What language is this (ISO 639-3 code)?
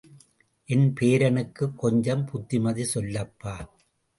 tam